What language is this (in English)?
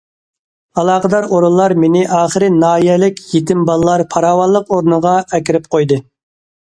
Uyghur